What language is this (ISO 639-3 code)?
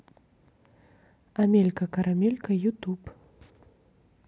rus